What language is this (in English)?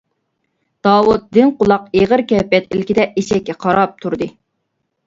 Uyghur